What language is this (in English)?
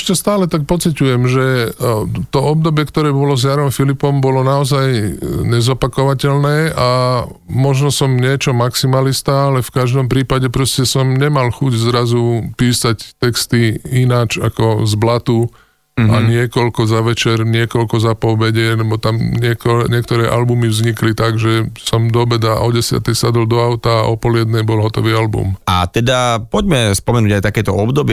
Slovak